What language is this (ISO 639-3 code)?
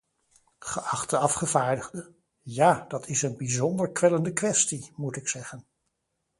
nld